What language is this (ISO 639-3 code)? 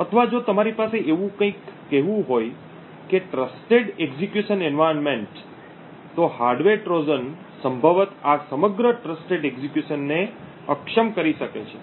guj